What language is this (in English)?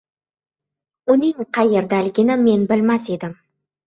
Uzbek